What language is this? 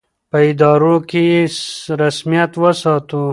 Pashto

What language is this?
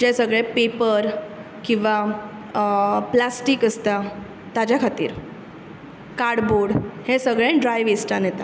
Konkani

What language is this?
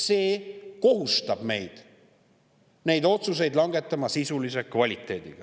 Estonian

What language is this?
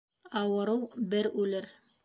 Bashkir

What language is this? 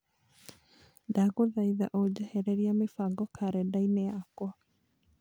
Kikuyu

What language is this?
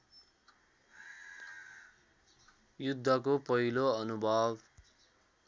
Nepali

